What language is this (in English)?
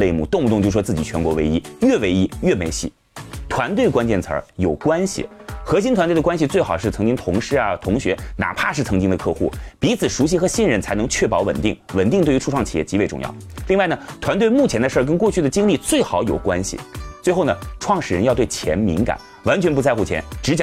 Chinese